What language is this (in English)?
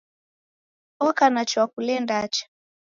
Taita